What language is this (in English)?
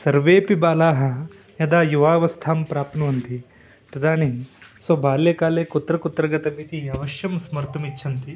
Sanskrit